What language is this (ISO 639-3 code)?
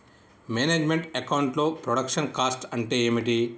tel